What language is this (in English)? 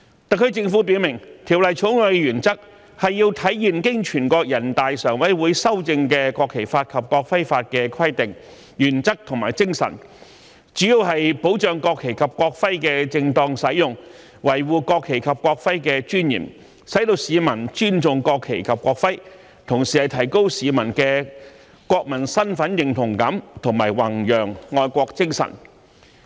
Cantonese